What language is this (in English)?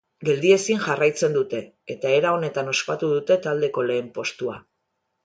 Basque